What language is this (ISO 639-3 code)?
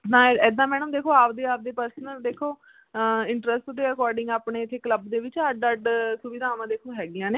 pan